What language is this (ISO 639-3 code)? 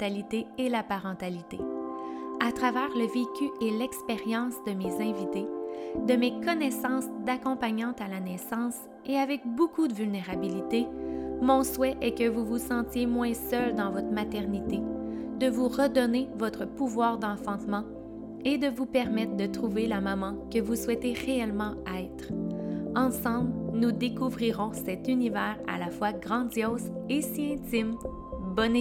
fra